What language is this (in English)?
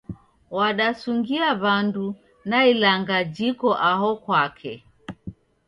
Taita